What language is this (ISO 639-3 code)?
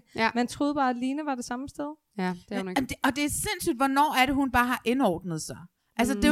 dan